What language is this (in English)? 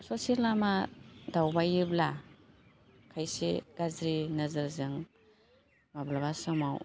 Bodo